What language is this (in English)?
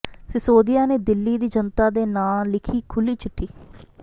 Punjabi